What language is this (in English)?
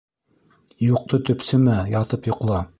Bashkir